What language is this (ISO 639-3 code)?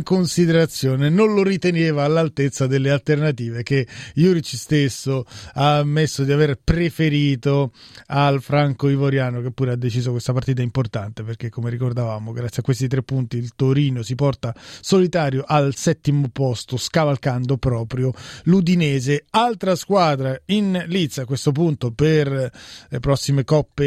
ita